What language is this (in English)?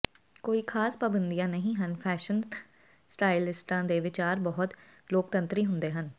Punjabi